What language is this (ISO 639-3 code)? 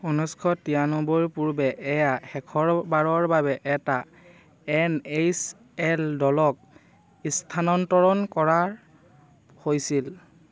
asm